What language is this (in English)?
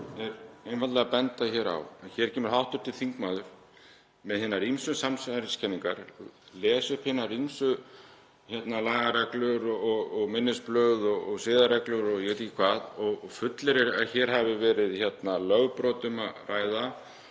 Icelandic